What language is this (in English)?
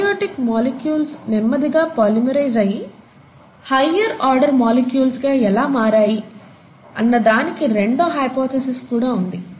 Telugu